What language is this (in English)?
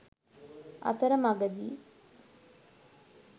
Sinhala